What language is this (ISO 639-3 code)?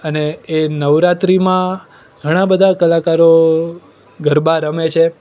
guj